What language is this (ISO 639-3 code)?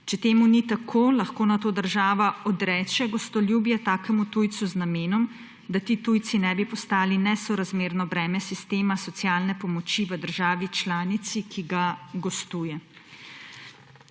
slv